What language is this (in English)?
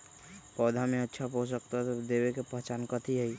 Magahi